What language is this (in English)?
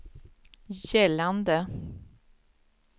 Swedish